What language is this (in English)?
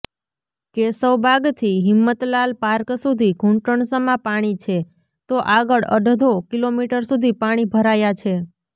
Gujarati